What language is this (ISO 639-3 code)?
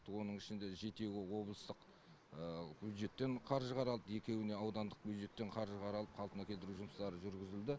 kaz